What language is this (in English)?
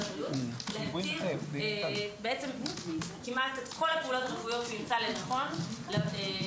Hebrew